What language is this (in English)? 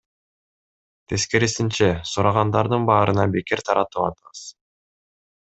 Kyrgyz